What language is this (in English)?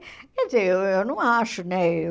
Portuguese